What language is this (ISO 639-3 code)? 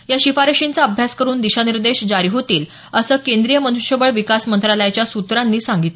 mar